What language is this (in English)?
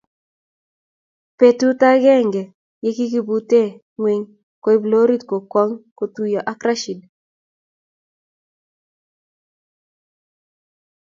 Kalenjin